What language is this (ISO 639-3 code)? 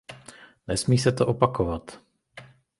ces